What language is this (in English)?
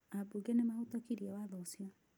Kikuyu